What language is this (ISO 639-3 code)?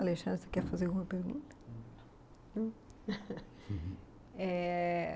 por